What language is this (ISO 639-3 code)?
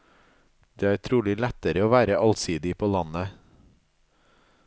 nor